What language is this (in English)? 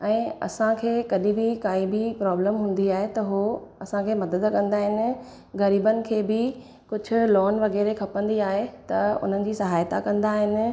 Sindhi